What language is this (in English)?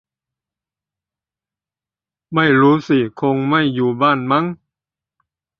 Thai